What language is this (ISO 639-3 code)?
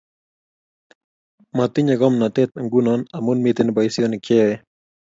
kln